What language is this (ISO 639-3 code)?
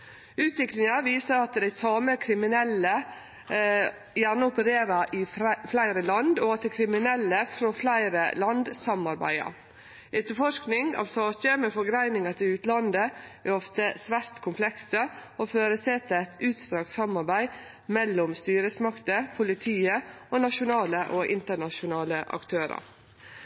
nno